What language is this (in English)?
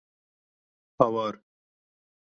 Kurdish